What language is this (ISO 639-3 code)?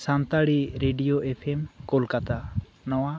sat